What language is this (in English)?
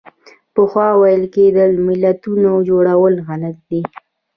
Pashto